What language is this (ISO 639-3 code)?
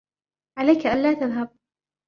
ara